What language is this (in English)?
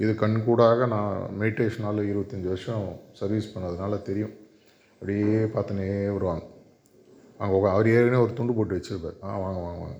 Tamil